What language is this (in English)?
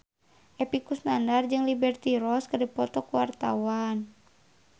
Sundanese